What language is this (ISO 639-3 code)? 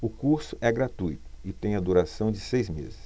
por